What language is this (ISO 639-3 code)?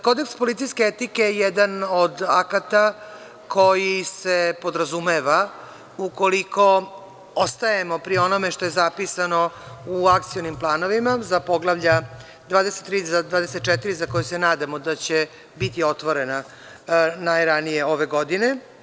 srp